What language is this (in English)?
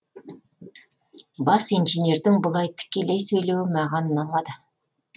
Kazakh